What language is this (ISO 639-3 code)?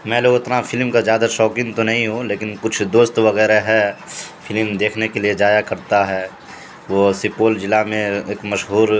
urd